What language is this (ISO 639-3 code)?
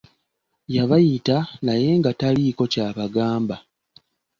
lug